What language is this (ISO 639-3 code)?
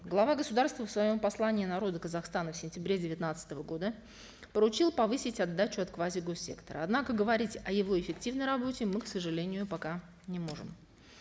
kaz